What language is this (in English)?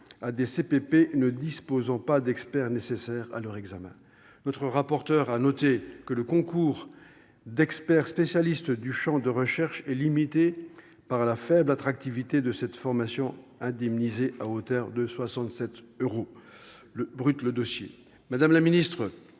French